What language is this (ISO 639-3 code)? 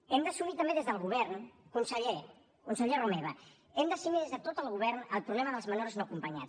cat